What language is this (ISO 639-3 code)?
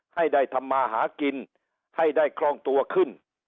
tha